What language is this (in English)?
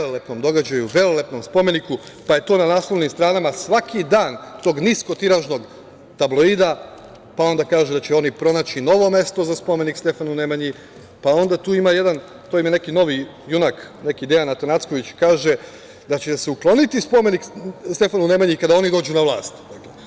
Serbian